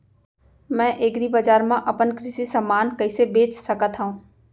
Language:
Chhattisgarhi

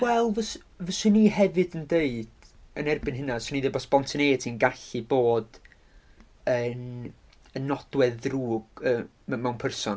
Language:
Welsh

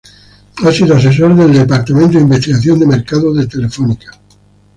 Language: Spanish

